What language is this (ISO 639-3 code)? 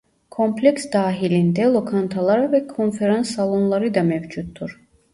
tur